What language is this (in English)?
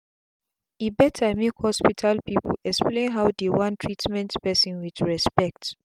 Nigerian Pidgin